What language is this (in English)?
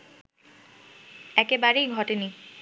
Bangla